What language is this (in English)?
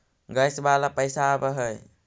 Magahi